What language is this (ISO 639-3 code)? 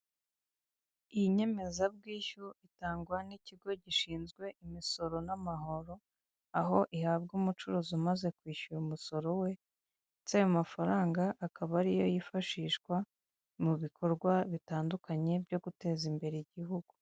kin